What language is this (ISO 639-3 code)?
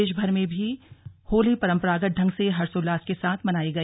hin